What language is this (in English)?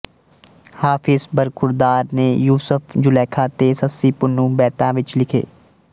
Punjabi